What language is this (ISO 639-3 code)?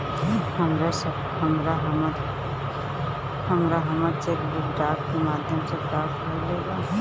bho